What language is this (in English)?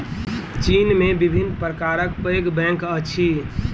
Maithili